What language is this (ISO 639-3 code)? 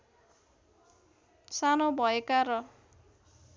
nep